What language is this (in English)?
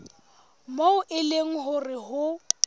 Southern Sotho